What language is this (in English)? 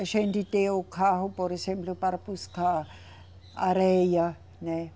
Portuguese